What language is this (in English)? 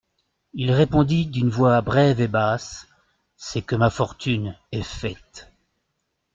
French